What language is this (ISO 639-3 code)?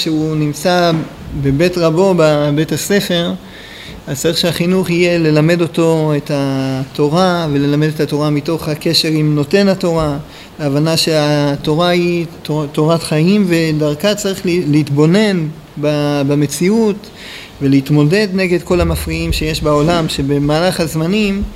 heb